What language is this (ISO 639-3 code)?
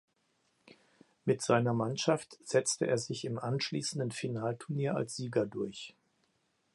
deu